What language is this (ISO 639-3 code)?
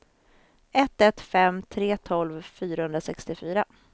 swe